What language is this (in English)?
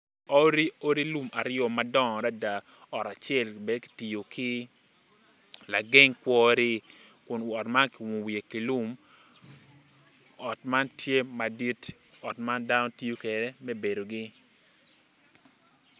Acoli